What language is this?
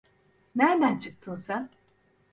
Turkish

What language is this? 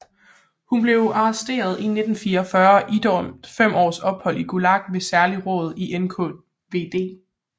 Danish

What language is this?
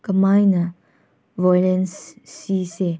Manipuri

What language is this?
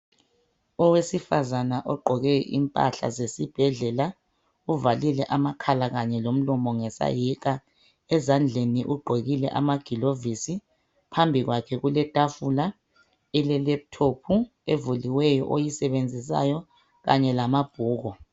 North Ndebele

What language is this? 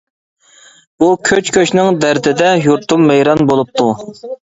Uyghur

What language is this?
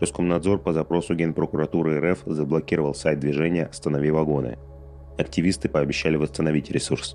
Russian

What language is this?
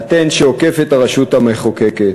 Hebrew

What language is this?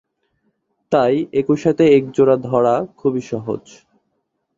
Bangla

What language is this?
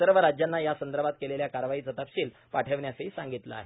Marathi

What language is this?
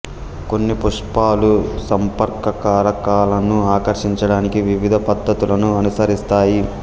Telugu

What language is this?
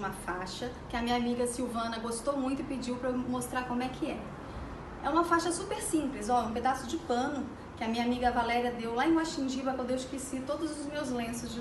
Portuguese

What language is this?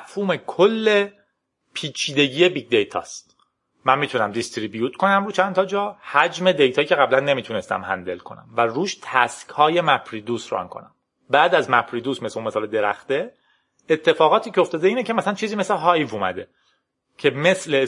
Persian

